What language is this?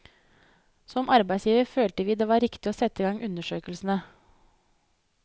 Norwegian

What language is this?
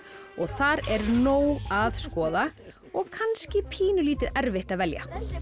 Icelandic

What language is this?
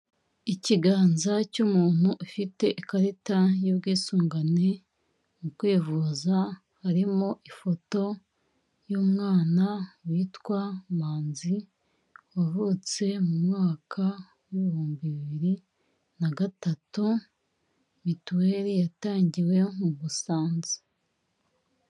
Kinyarwanda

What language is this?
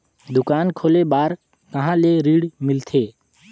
Chhattisgarhi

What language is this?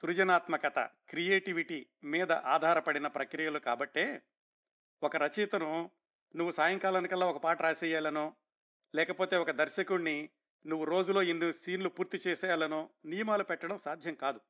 Telugu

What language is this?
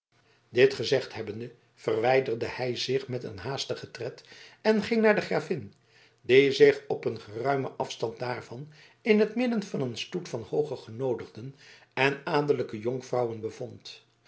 Dutch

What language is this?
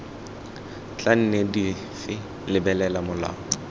Tswana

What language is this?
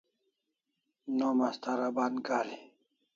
Kalasha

